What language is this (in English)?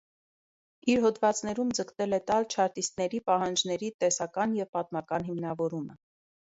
Armenian